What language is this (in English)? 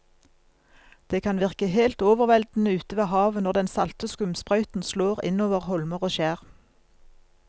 Norwegian